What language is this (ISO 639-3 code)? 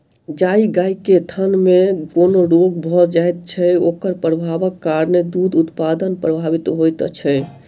mai